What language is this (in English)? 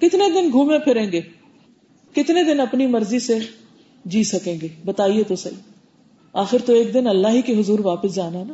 Urdu